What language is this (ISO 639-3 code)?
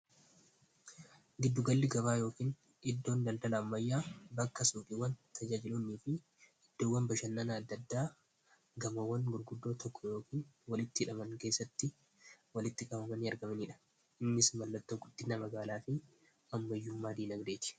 orm